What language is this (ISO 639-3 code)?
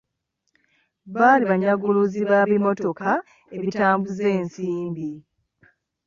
lug